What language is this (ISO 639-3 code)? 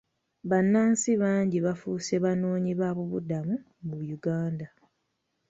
lug